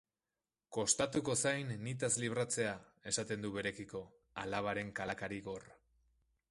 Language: Basque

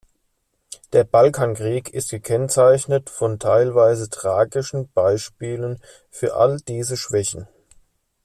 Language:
German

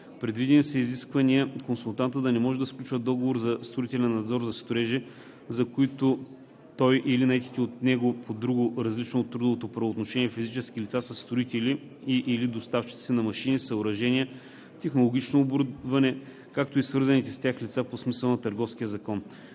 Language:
Bulgarian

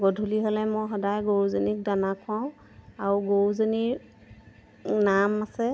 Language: Assamese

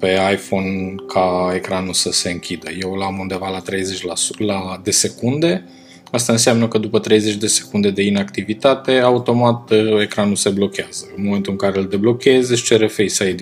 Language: Romanian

